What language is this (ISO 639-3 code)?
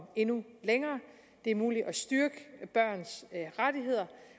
dan